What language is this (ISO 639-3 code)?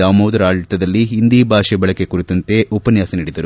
kan